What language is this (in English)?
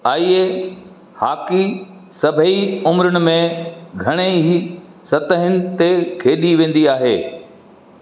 Sindhi